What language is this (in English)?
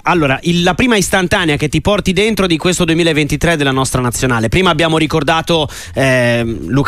Italian